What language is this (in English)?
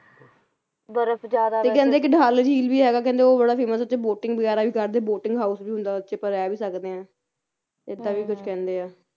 Punjabi